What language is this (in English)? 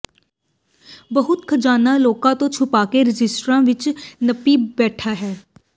Punjabi